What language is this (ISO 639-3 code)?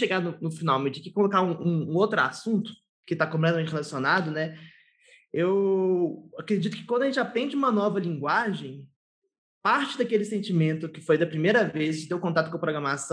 por